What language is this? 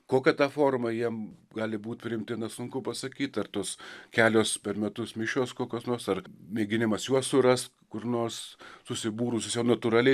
Lithuanian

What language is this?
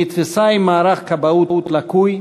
Hebrew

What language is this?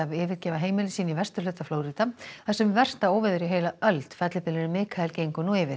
Icelandic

